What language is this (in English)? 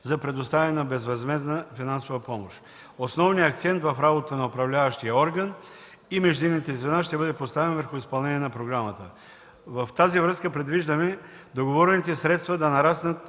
Bulgarian